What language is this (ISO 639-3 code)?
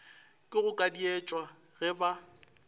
nso